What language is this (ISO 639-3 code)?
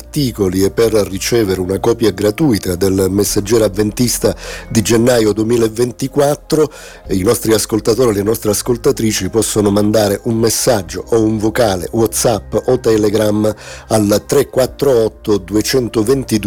ita